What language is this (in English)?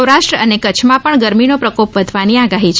Gujarati